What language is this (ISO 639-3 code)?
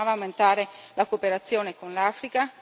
ita